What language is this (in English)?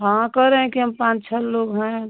Hindi